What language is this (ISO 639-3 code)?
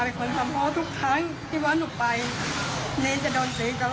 tha